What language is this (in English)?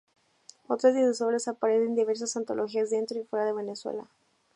Spanish